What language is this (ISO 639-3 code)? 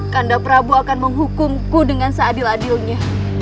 ind